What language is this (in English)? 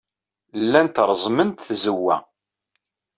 Kabyle